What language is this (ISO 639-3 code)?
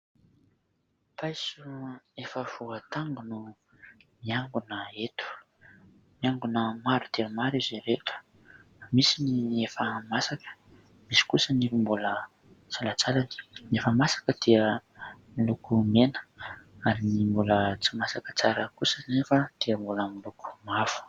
mlg